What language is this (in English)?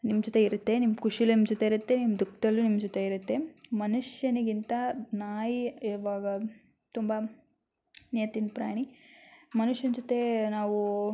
Kannada